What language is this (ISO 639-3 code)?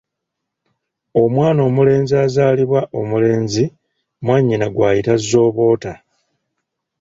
lug